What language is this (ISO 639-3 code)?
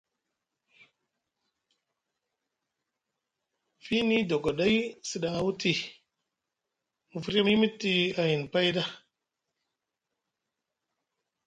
mug